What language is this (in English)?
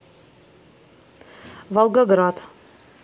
Russian